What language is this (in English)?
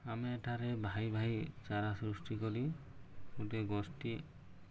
Odia